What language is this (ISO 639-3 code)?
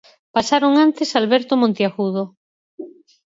glg